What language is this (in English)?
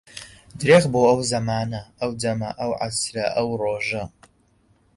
Central Kurdish